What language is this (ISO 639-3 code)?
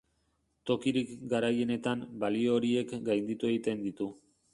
eus